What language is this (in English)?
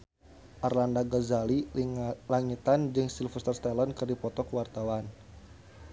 Sundanese